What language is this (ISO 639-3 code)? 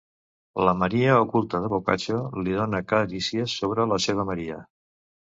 cat